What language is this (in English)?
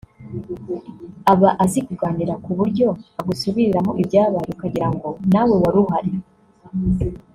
Kinyarwanda